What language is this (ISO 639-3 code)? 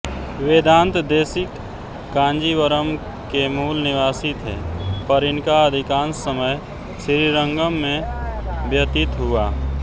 hin